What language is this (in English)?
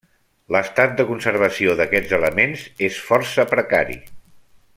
Catalan